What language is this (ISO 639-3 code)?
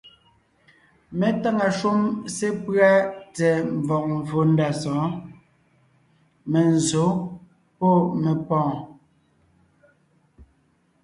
nnh